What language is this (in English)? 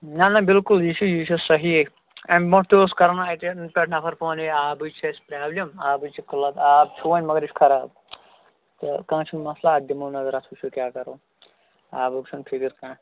Kashmiri